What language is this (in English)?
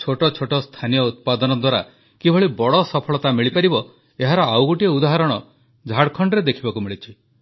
Odia